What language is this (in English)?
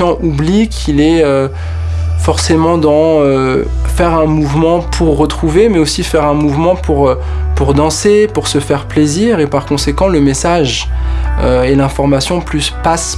French